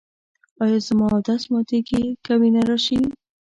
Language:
Pashto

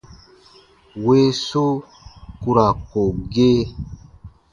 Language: Baatonum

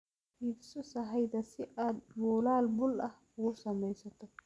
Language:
Somali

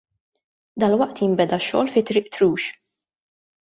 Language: Maltese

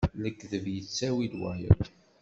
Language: Kabyle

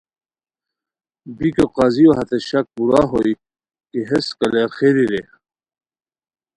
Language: Khowar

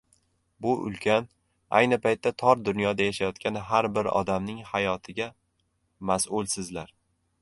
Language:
Uzbek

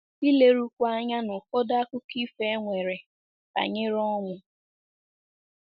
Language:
Igbo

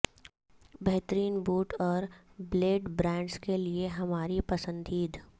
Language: Urdu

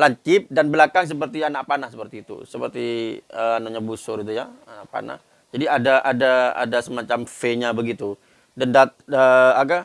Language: Indonesian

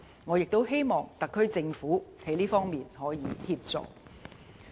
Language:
Cantonese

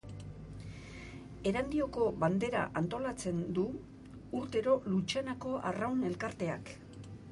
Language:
Basque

